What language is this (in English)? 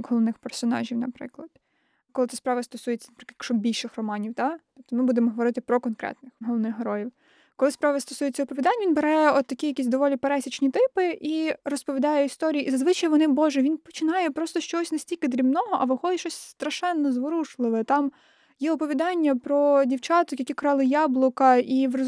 Ukrainian